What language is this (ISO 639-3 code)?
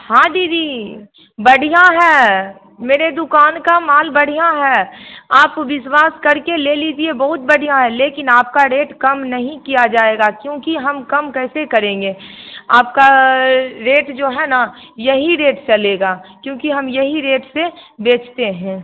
hin